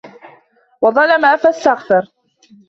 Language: Arabic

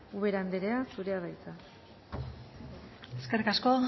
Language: Basque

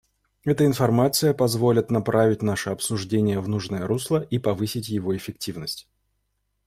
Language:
Russian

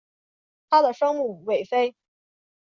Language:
Chinese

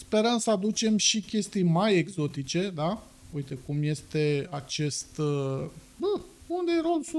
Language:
Romanian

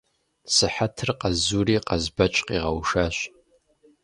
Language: Kabardian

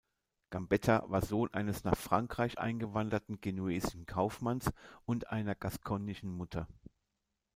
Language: German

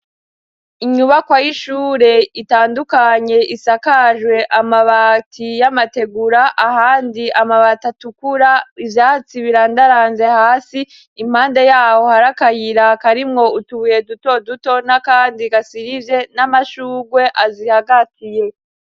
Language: Rundi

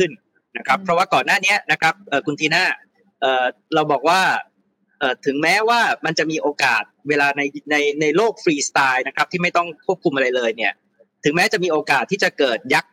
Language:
Thai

